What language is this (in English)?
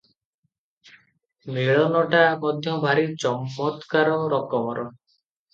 Odia